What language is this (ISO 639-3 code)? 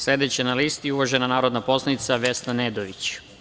srp